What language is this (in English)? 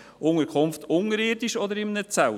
Swiss German